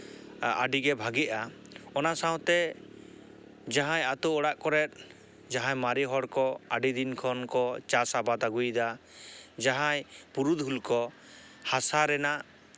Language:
Santali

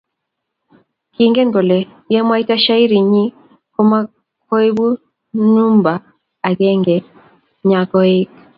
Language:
Kalenjin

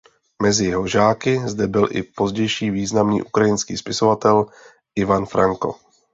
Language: Czech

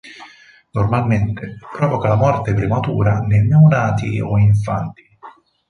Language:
Italian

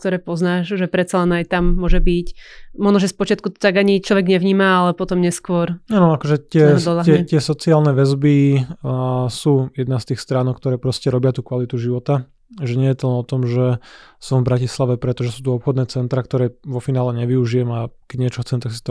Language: Slovak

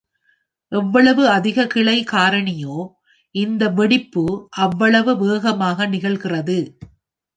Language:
Tamil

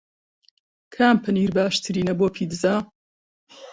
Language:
Central Kurdish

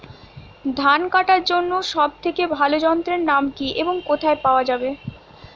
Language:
Bangla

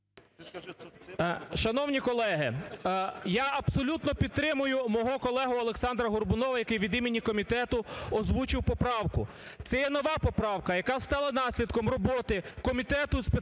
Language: Ukrainian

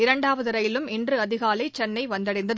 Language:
Tamil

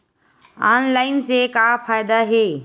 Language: Chhattisgarhi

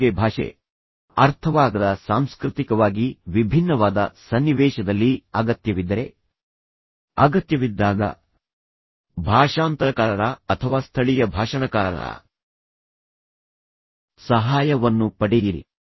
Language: Kannada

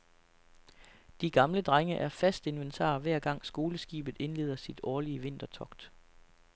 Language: Danish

